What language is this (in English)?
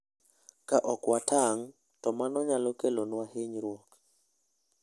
Luo (Kenya and Tanzania)